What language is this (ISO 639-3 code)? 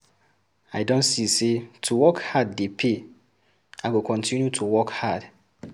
pcm